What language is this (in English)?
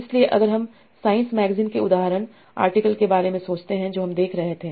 Hindi